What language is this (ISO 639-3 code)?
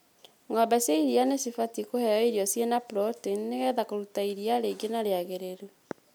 kik